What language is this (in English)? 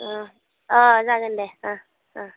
Bodo